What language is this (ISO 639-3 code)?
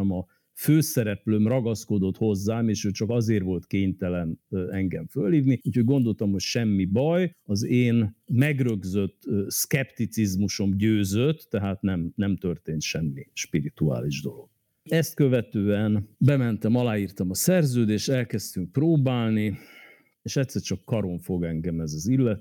hun